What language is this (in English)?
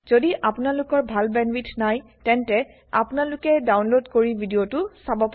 Assamese